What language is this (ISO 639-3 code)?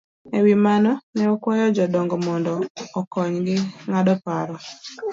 luo